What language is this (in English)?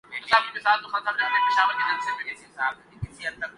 Urdu